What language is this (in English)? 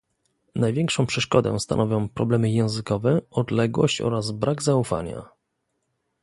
Polish